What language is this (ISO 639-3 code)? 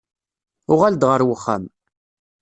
kab